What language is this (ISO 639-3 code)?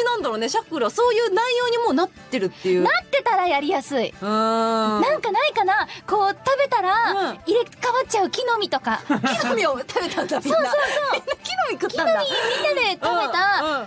jpn